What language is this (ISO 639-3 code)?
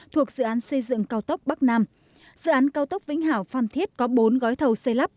vie